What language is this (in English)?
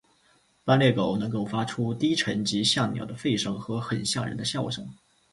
Chinese